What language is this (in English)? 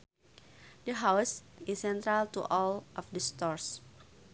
Sundanese